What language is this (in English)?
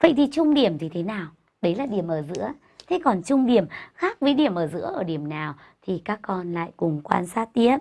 Vietnamese